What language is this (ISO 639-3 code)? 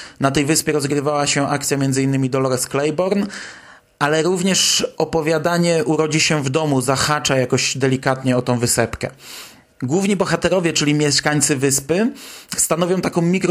pol